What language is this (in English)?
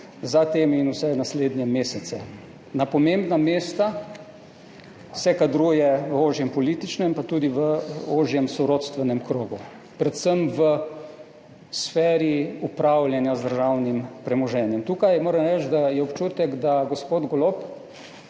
Slovenian